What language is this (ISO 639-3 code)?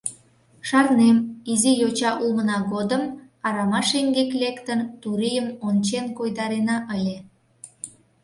chm